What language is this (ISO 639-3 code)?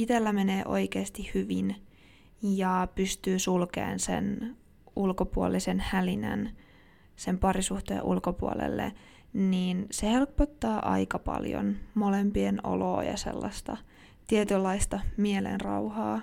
fin